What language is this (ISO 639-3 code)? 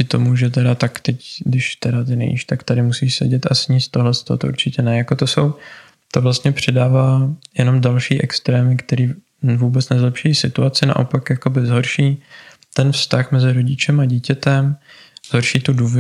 ces